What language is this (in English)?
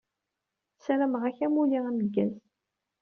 Kabyle